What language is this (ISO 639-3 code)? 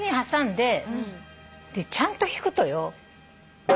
jpn